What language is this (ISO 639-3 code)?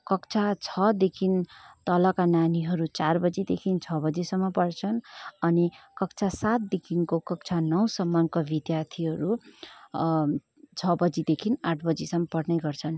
nep